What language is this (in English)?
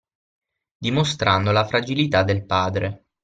Italian